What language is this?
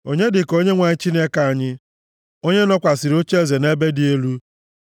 Igbo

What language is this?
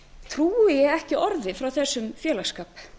Icelandic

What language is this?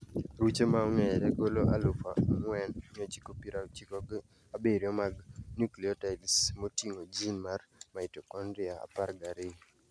Luo (Kenya and Tanzania)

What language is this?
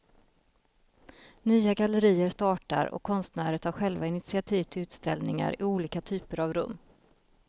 Swedish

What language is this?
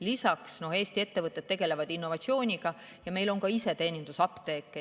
Estonian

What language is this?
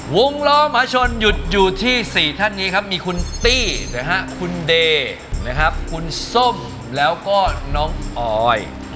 Thai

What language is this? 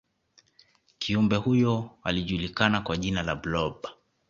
Swahili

